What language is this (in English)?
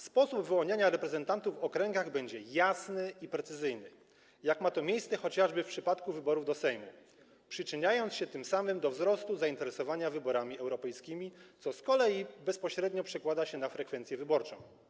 Polish